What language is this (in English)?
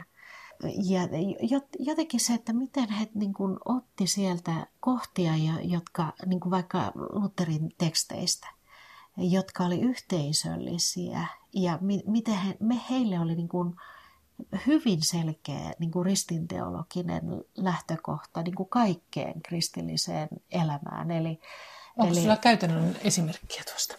Finnish